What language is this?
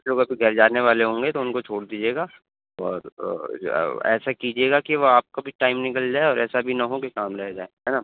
Urdu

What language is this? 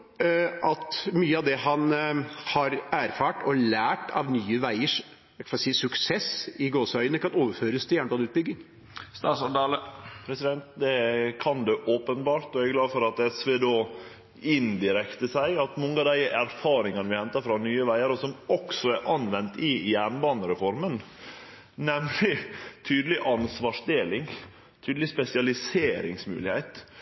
Norwegian Nynorsk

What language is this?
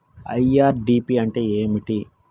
Telugu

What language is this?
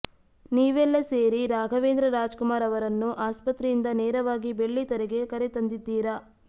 Kannada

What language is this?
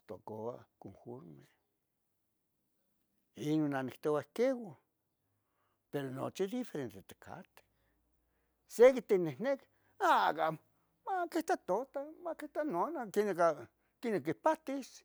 Tetelcingo Nahuatl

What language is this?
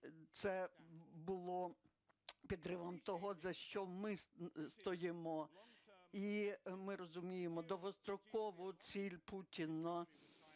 Ukrainian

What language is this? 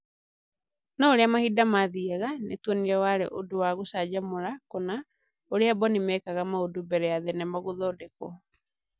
Kikuyu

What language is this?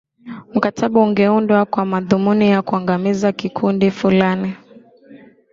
Swahili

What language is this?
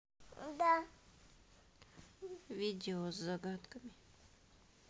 Russian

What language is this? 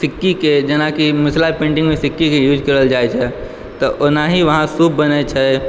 Maithili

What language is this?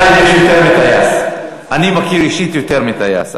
Hebrew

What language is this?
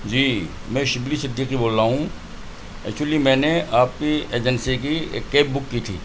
Urdu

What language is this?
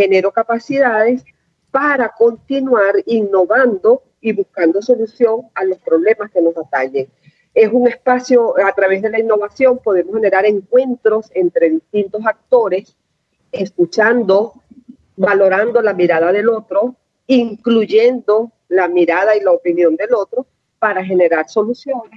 Spanish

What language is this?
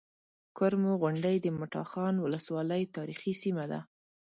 Pashto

